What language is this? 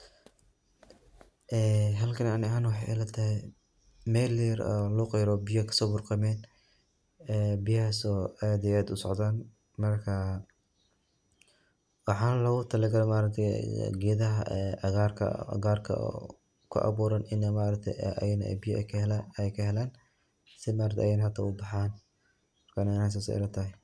Somali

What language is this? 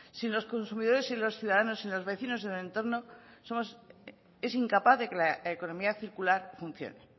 Spanish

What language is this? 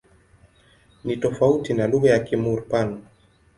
Swahili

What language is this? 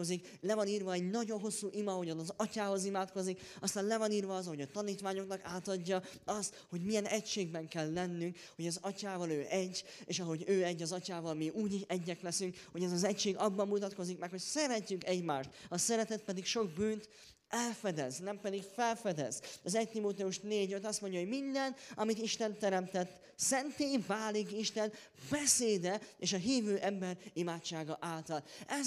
Hungarian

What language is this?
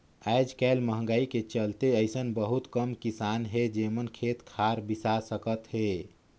Chhattisgarhi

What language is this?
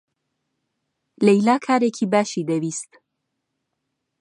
Central Kurdish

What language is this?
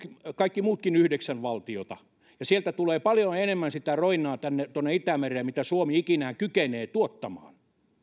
Finnish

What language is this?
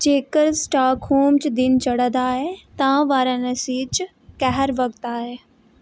Dogri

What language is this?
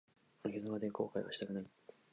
Japanese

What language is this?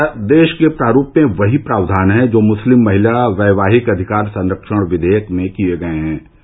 Hindi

